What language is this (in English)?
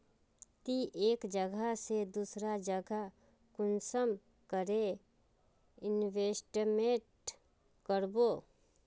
Magahi